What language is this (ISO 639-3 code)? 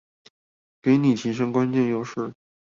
zho